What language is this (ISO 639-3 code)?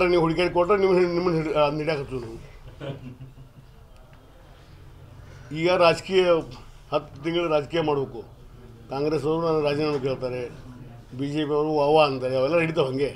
hin